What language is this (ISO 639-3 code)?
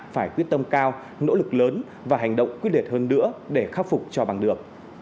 vie